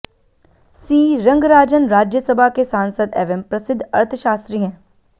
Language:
Hindi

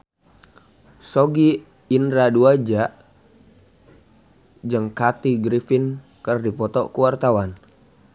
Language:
Sundanese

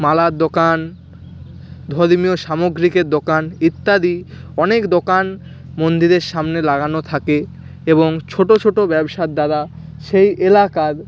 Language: Bangla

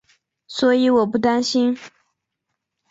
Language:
Chinese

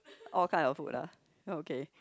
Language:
English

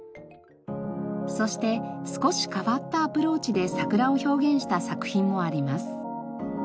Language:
Japanese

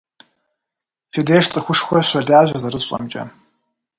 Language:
Kabardian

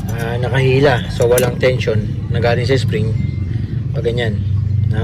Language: Filipino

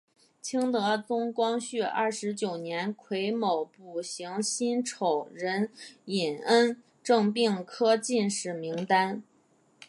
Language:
Chinese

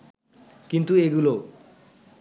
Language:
Bangla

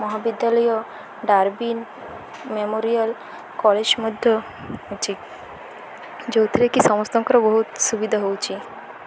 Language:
Odia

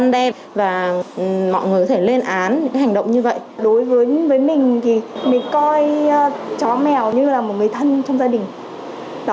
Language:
Vietnamese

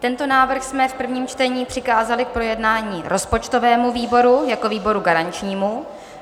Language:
Czech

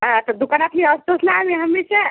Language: Marathi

